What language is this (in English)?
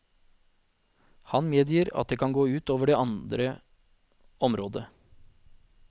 Norwegian